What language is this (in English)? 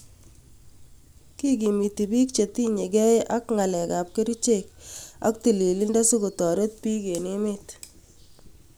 Kalenjin